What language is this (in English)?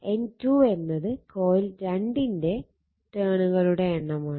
Malayalam